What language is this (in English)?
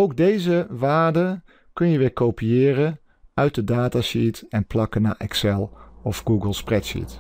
Dutch